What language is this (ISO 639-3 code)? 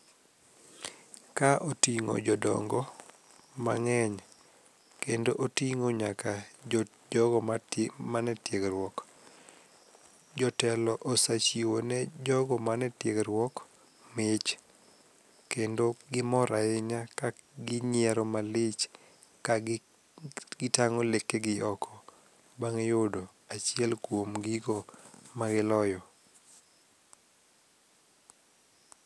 luo